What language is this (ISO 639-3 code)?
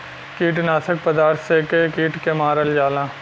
bho